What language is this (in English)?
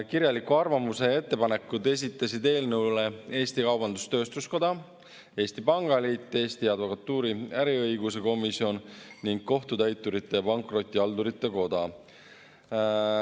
Estonian